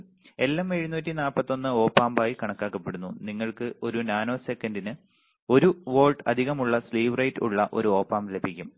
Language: Malayalam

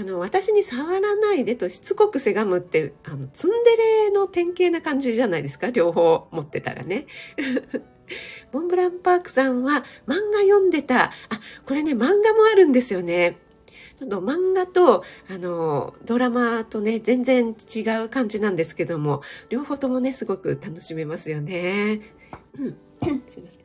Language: Japanese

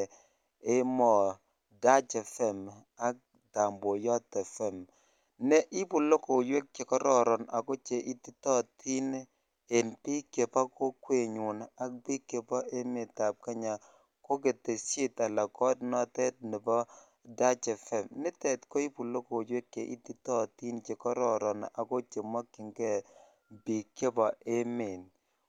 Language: Kalenjin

